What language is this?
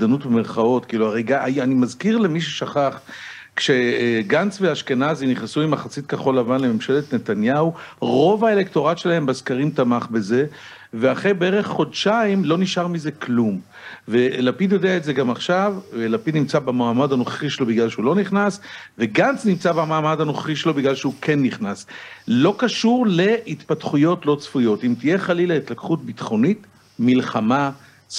Hebrew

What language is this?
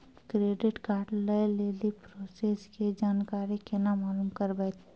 Maithili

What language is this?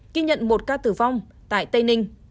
Vietnamese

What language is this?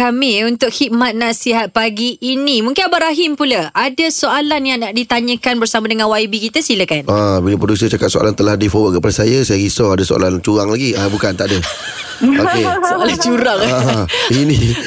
Malay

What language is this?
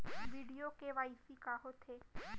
Chhattisgarhi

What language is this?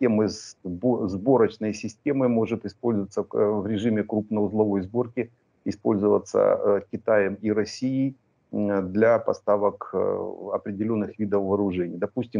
Russian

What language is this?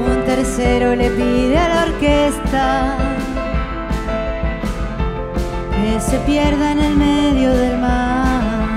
Spanish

